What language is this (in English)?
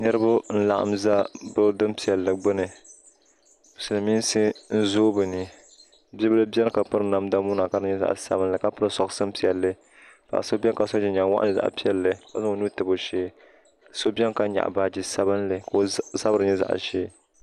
Dagbani